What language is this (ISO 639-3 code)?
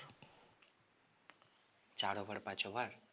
ben